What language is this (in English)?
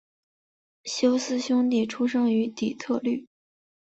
Chinese